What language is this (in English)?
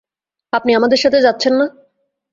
Bangla